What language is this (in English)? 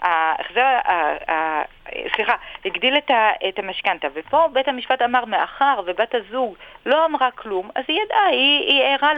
Hebrew